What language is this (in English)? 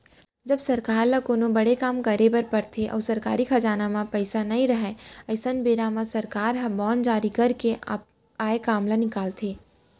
Chhattisgarhi